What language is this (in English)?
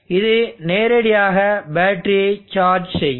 Tamil